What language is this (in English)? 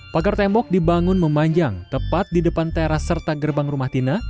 Indonesian